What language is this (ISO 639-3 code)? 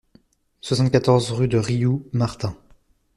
fra